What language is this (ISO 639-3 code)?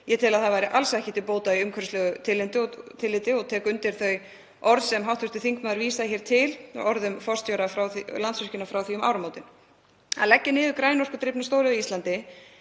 isl